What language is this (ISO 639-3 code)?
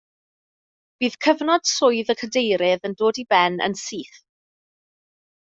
cym